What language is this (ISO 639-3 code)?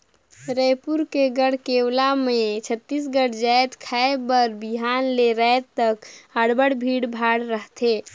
hne